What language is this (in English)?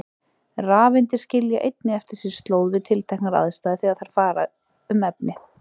Icelandic